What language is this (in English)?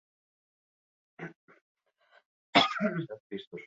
Basque